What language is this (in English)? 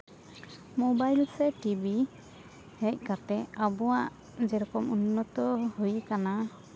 Santali